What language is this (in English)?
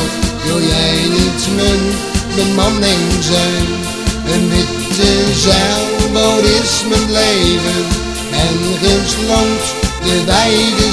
Dutch